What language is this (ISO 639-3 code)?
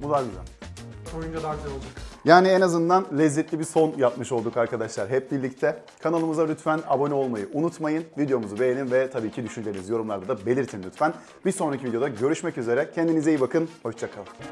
tur